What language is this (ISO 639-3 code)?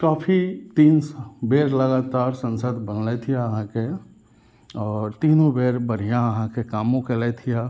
mai